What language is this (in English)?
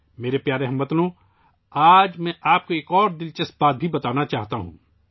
Urdu